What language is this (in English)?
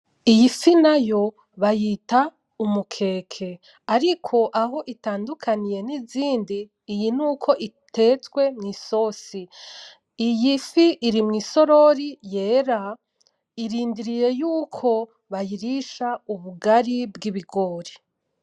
Rundi